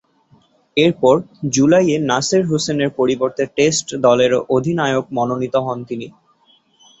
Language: Bangla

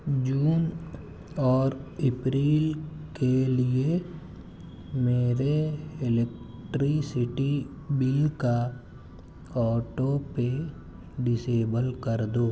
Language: Urdu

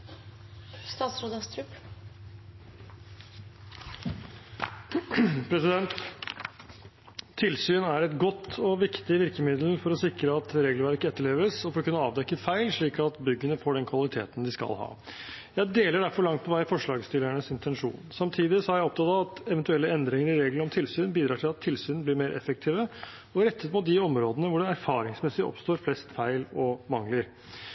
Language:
Norwegian Bokmål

